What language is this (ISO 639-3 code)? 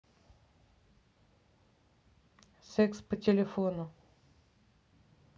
rus